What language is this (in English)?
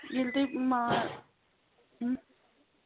Kashmiri